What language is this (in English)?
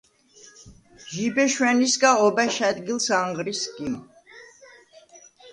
Svan